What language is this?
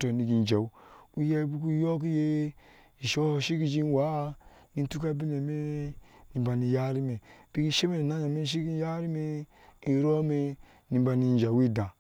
Ashe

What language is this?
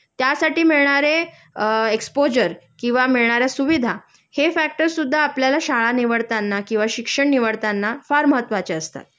Marathi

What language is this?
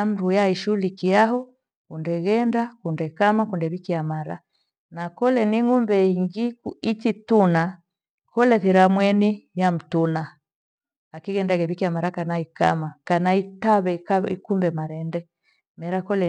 Gweno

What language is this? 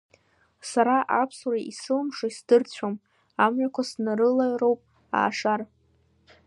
Abkhazian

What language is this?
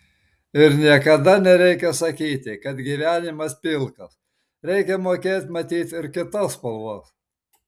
Lithuanian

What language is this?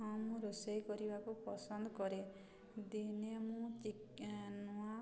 Odia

